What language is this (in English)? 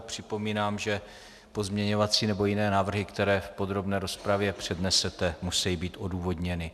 Czech